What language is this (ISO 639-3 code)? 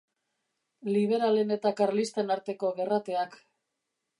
eus